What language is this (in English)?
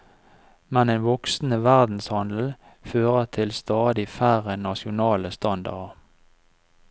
Norwegian